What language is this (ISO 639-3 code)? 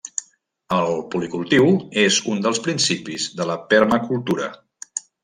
cat